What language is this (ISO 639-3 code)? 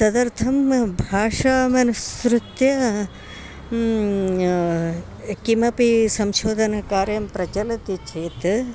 san